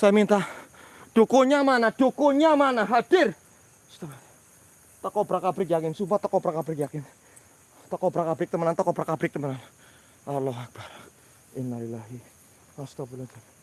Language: Indonesian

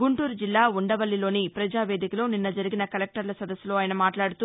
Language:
Telugu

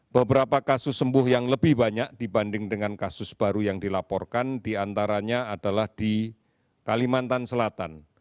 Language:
Indonesian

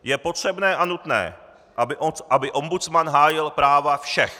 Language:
Czech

